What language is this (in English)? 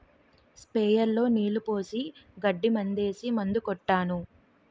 Telugu